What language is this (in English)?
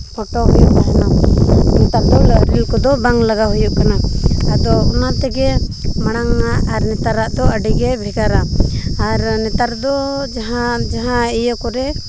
Santali